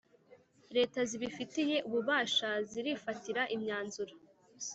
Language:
Kinyarwanda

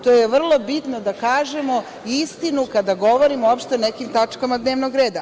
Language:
Serbian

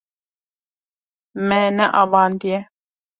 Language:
Kurdish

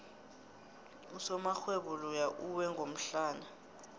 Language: South Ndebele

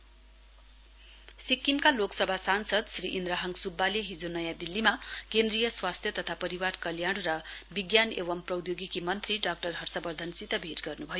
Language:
Nepali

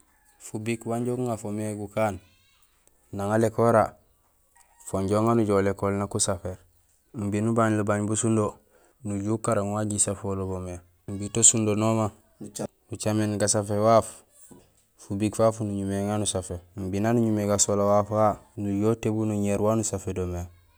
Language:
Gusilay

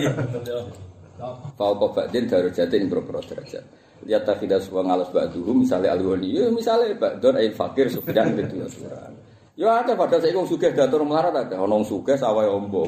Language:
Indonesian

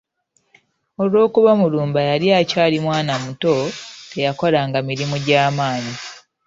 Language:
Ganda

